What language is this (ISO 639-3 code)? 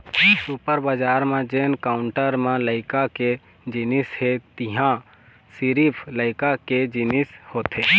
hne